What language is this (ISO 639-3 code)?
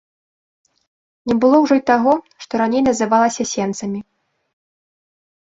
bel